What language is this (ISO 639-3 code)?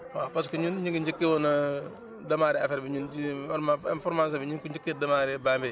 wol